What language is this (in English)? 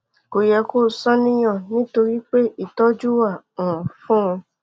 Yoruba